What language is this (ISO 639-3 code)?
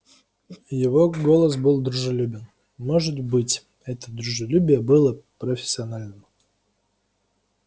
rus